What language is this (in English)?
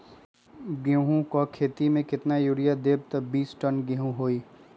Magahi